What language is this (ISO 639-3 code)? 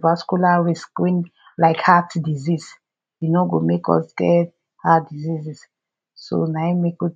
pcm